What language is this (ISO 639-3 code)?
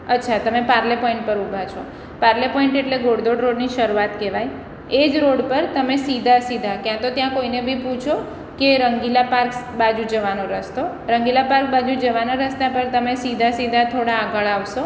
guj